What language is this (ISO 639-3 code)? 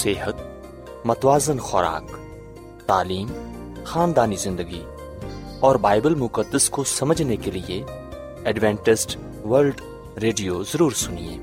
urd